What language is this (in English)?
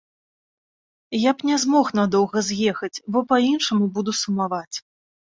Belarusian